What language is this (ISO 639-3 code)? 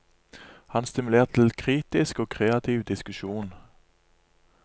nor